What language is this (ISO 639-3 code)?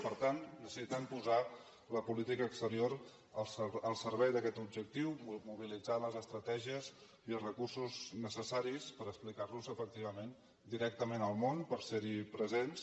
cat